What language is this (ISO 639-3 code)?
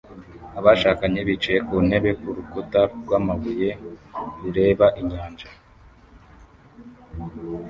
kin